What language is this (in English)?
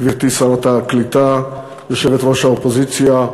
Hebrew